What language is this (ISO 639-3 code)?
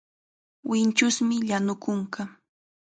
qxa